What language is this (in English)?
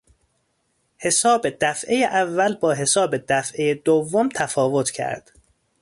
Persian